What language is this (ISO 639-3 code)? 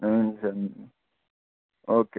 nep